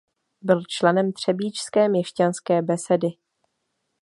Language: Czech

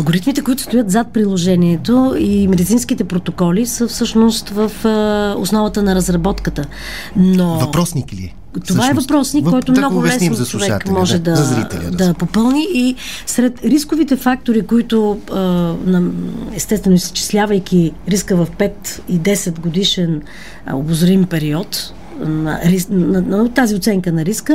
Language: Bulgarian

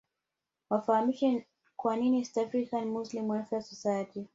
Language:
Swahili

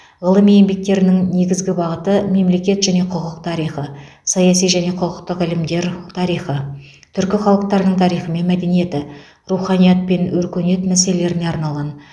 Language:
Kazakh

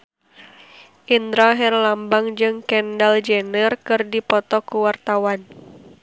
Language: Sundanese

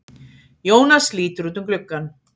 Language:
Icelandic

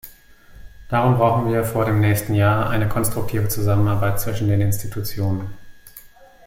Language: German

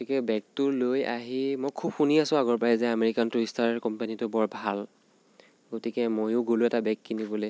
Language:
Assamese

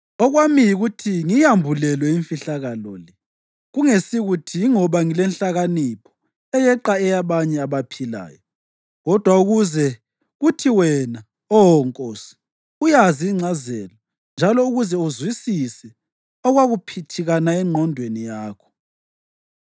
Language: North Ndebele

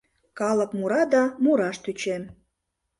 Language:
Mari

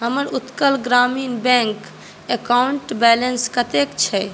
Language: Maithili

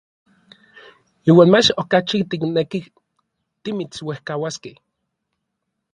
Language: Orizaba Nahuatl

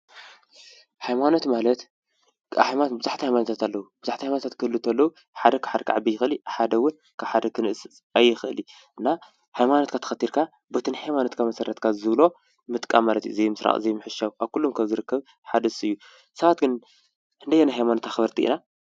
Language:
Tigrinya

